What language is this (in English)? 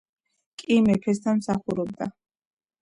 Georgian